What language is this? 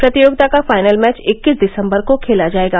Hindi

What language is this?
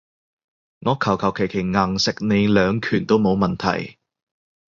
Cantonese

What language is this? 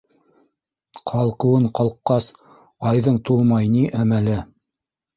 Bashkir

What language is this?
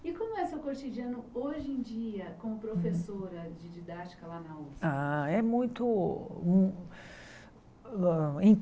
Portuguese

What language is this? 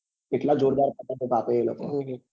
Gujarati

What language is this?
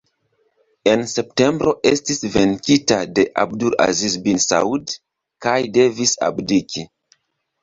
Esperanto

